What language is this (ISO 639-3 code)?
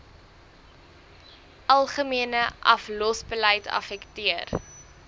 afr